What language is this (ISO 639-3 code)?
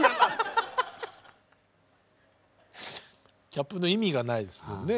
jpn